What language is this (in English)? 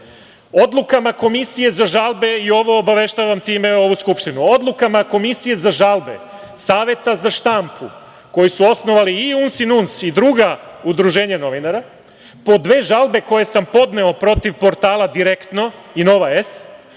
Serbian